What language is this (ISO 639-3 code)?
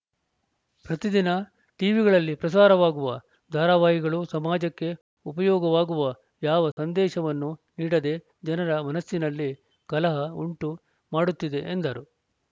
kan